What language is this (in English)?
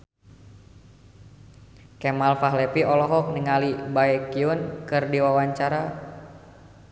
Sundanese